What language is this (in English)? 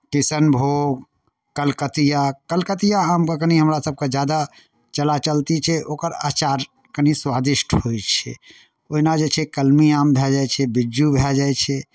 Maithili